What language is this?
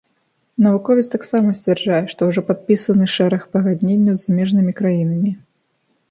Belarusian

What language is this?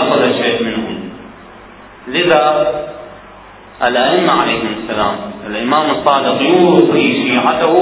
Arabic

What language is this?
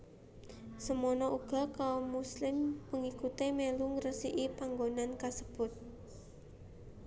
Javanese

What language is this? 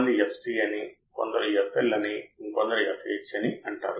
Telugu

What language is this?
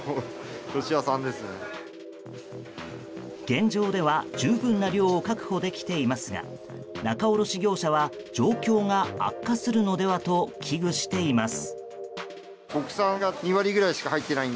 Japanese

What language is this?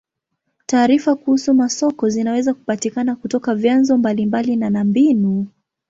Swahili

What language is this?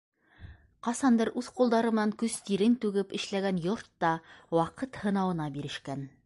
Bashkir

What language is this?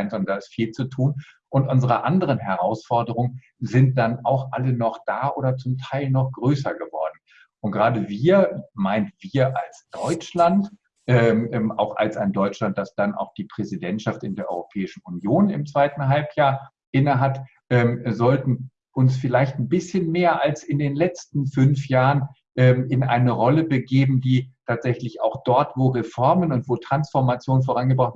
German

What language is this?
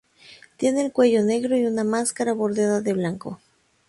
Spanish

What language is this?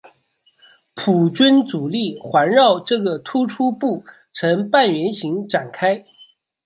Chinese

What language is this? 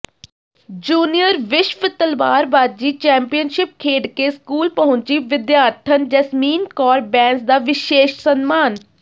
Punjabi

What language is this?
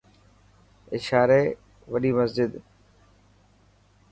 Dhatki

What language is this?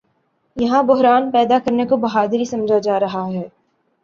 Urdu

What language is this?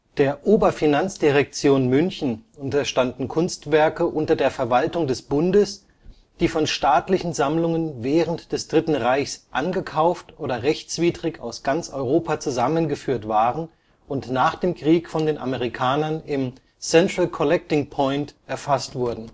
German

